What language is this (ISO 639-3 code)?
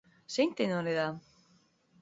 eus